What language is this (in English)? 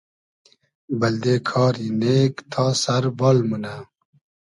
Hazaragi